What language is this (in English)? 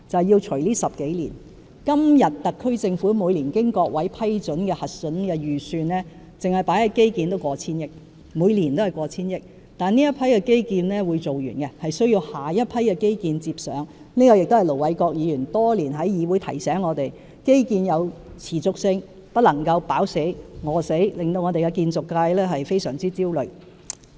Cantonese